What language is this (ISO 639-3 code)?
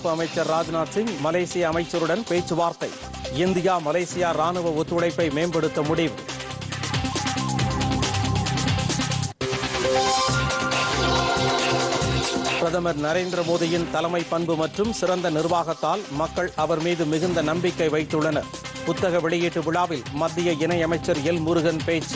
eng